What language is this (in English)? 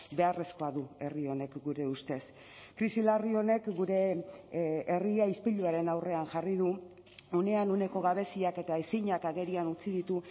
Basque